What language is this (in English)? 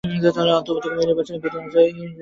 Bangla